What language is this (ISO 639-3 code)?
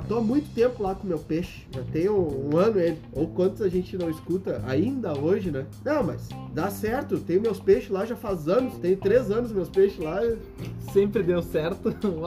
por